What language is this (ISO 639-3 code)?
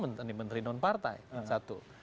ind